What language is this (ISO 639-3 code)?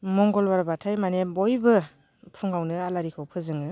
brx